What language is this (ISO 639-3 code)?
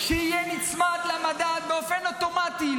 heb